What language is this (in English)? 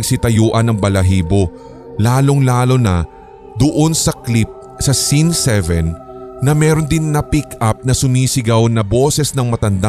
Filipino